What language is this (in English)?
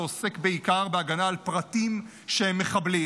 Hebrew